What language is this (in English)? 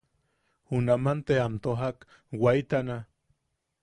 Yaqui